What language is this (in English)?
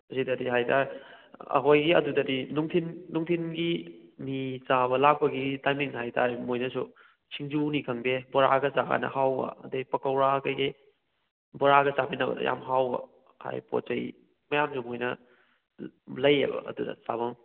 Manipuri